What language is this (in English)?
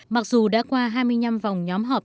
Vietnamese